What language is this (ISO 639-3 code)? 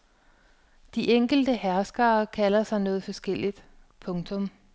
dan